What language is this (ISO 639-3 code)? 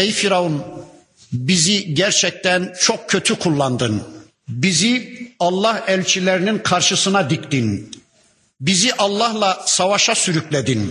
tur